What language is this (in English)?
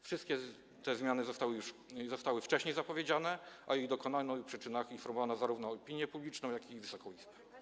Polish